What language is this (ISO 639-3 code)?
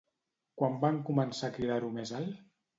cat